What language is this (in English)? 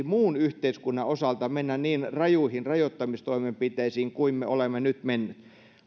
Finnish